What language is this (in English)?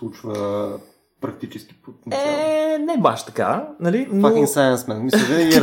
Bulgarian